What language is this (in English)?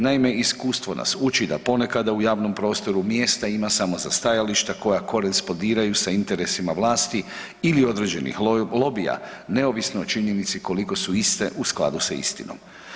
Croatian